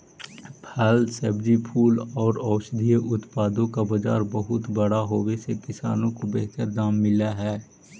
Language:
Magahi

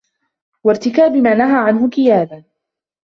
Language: Arabic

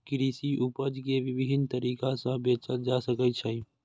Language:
Maithili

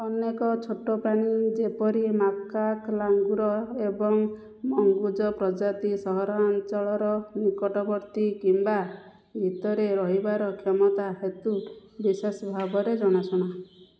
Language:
Odia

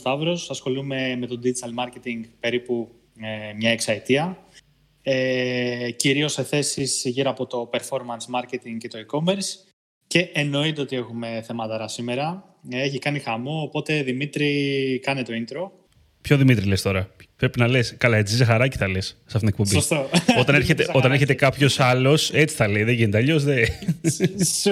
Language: Greek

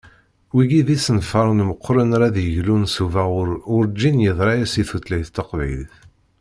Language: Kabyle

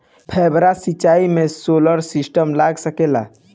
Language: Bhojpuri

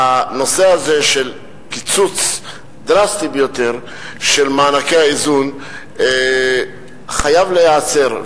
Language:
Hebrew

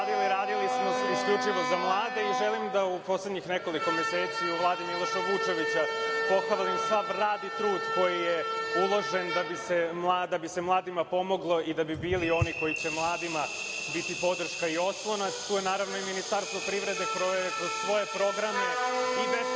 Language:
Serbian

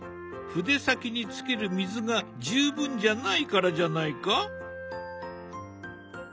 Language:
Japanese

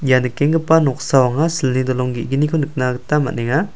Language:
Garo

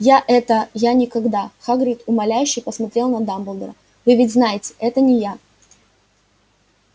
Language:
Russian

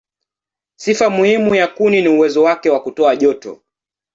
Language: Swahili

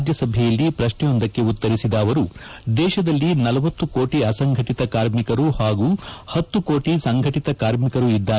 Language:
Kannada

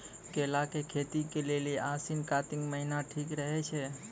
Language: Maithili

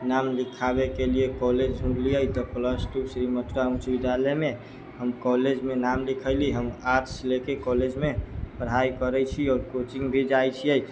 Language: Maithili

